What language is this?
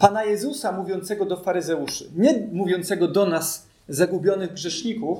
Polish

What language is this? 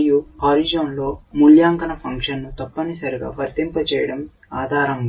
Telugu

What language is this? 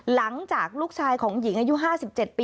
Thai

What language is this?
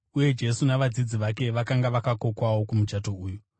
Shona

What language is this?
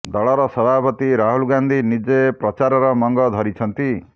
Odia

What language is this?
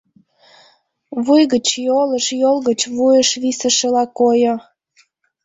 Mari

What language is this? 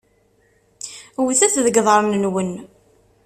Kabyle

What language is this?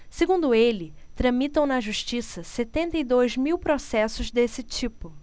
Portuguese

